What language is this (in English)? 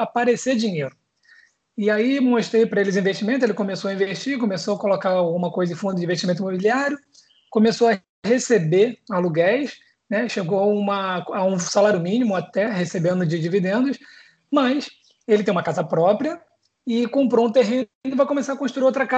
Portuguese